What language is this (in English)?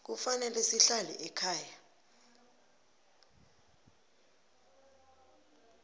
South Ndebele